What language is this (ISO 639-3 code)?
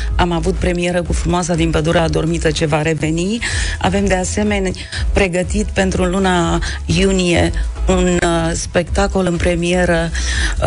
ron